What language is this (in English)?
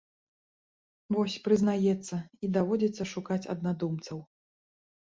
Belarusian